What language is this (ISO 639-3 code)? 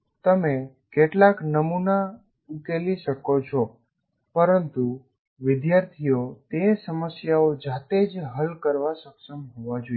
guj